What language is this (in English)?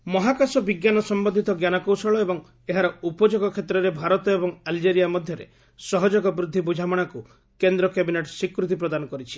Odia